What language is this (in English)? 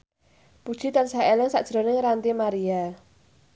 Javanese